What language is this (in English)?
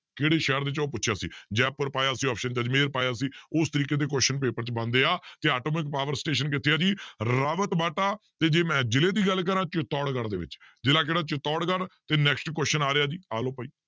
Punjabi